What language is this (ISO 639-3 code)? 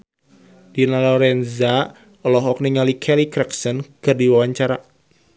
sun